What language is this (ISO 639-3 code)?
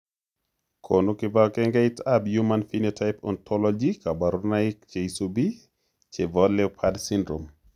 kln